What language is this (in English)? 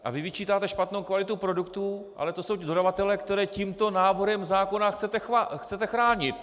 Czech